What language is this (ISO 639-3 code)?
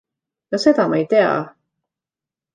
est